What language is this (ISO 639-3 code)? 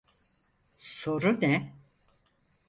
tur